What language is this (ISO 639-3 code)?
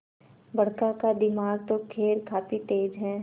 hin